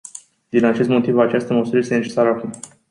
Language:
Romanian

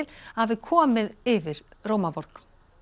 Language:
Icelandic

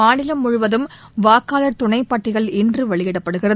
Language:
Tamil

